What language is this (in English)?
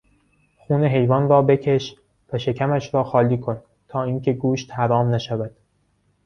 Persian